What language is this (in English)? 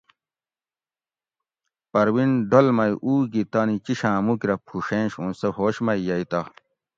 Gawri